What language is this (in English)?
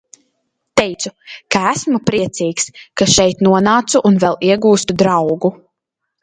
Latvian